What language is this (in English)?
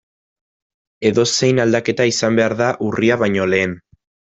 Basque